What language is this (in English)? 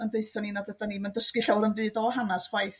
Welsh